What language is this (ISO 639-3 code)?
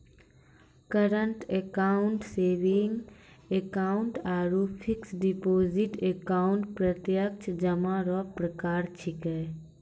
mai